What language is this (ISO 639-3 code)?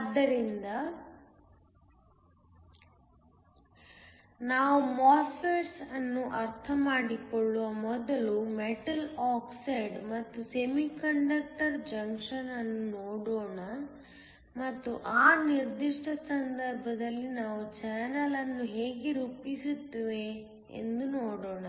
kan